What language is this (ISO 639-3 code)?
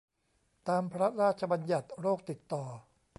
tha